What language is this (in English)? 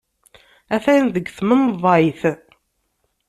Kabyle